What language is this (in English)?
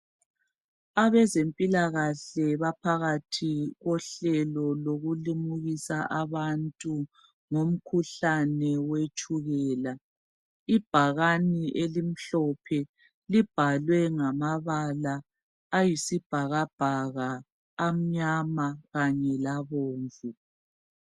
North Ndebele